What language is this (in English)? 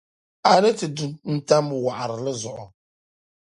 Dagbani